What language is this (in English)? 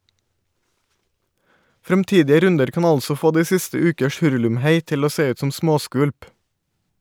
Norwegian